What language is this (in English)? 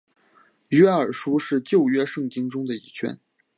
Chinese